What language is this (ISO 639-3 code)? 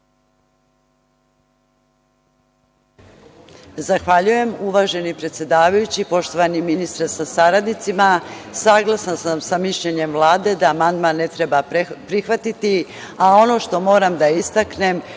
srp